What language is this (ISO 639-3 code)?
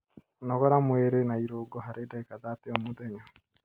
kik